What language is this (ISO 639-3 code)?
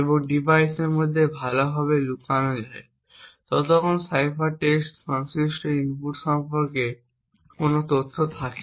ben